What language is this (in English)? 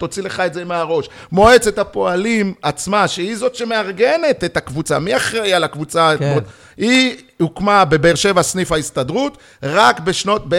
Hebrew